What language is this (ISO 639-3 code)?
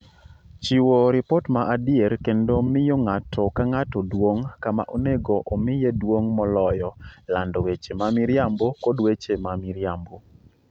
luo